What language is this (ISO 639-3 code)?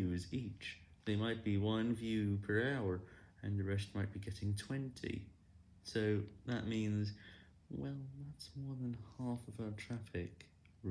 eng